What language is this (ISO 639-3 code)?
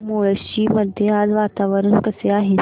mar